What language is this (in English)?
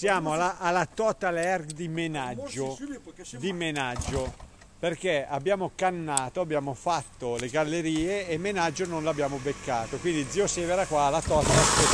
Italian